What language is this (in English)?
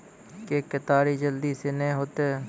Maithili